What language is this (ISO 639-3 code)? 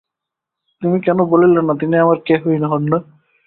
ben